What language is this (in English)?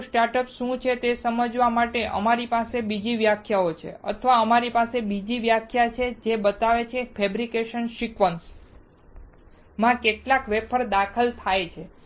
Gujarati